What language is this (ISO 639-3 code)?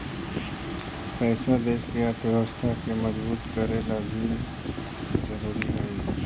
mag